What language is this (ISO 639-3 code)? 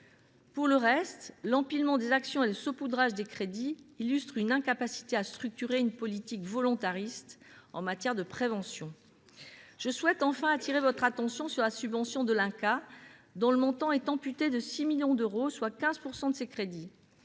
fra